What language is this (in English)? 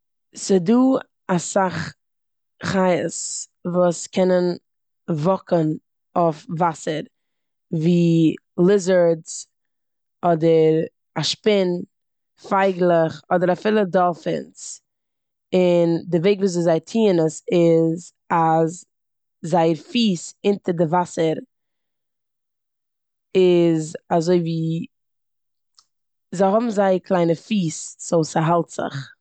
Yiddish